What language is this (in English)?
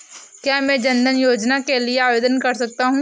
Hindi